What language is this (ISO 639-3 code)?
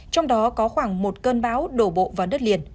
vie